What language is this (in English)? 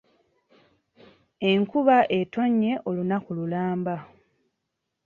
Ganda